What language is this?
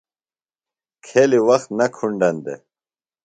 Phalura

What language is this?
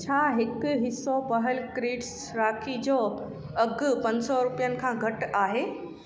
Sindhi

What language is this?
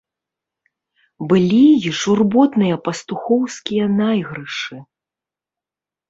Belarusian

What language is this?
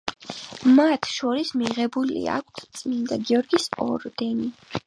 Georgian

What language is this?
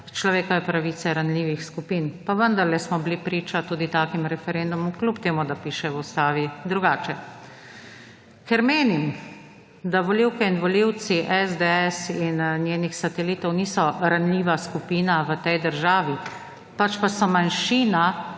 Slovenian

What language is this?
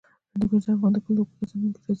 Pashto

